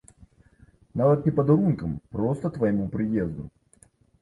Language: Belarusian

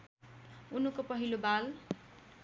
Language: Nepali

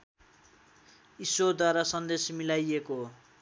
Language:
Nepali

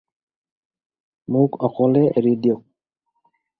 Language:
Assamese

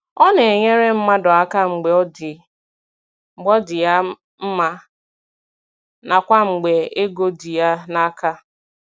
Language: Igbo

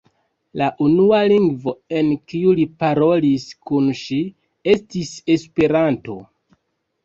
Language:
Esperanto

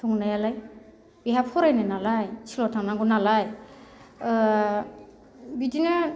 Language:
Bodo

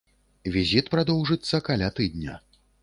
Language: Belarusian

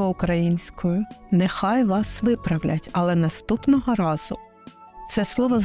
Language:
Ukrainian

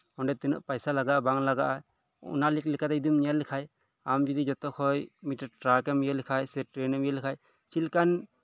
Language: Santali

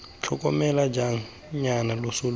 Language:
Tswana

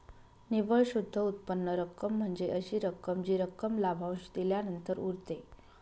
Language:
Marathi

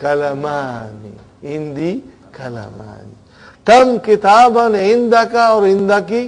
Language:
English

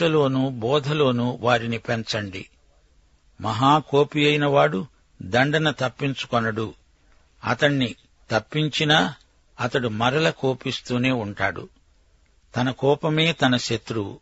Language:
Telugu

